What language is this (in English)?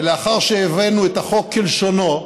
Hebrew